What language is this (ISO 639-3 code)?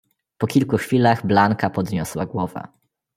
pol